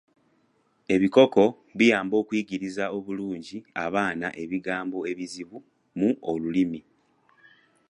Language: Ganda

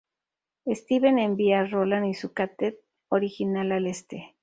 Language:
Spanish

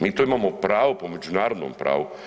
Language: Croatian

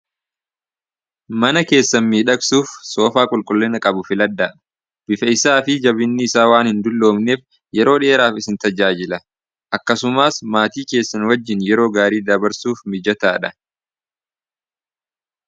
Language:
Oromo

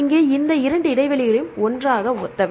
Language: Tamil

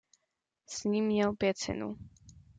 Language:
Czech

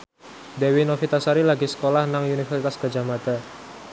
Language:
Javanese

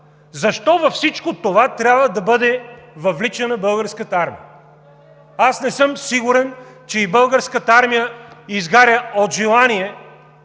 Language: Bulgarian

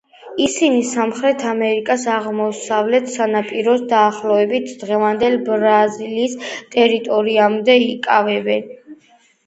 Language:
Georgian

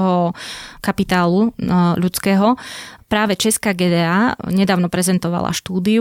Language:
Slovak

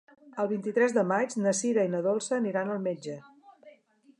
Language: Catalan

